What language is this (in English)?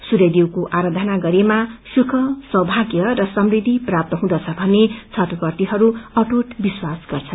Nepali